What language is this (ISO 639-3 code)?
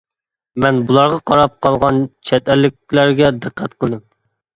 uig